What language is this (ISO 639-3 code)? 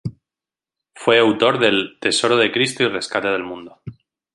spa